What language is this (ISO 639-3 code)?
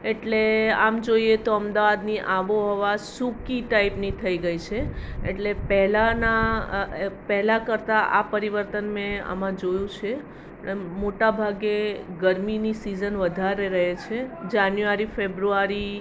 guj